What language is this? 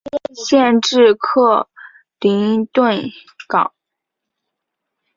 Chinese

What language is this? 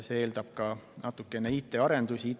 Estonian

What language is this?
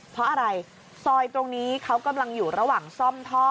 Thai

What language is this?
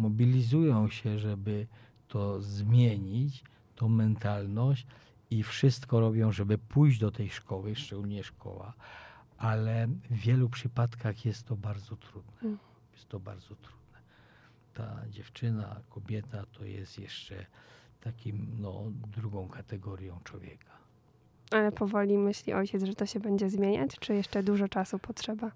Polish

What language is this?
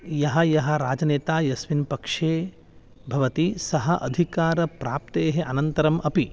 Sanskrit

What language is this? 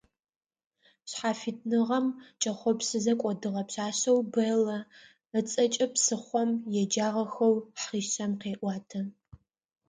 Adyghe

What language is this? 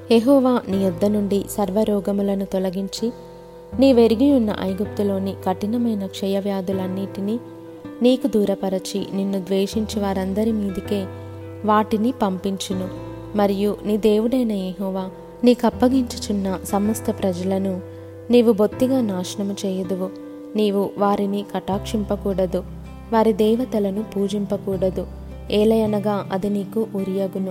Telugu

